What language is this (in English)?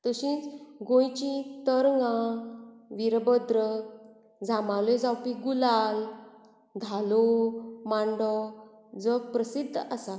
Konkani